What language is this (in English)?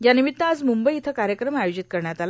Marathi